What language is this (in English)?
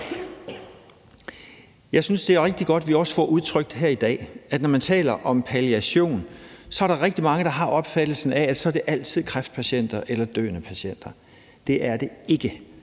Danish